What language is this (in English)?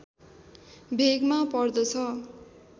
Nepali